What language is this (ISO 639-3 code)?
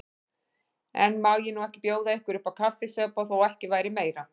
isl